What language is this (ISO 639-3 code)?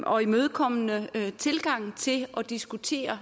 dan